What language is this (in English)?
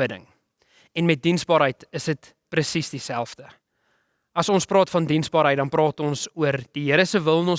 Dutch